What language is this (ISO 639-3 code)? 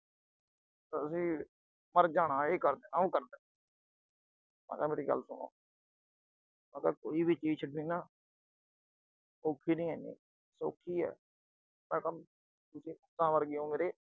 pan